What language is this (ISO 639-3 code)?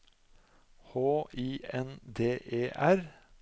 nor